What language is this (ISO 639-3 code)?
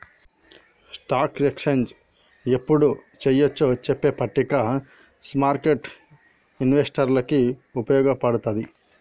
tel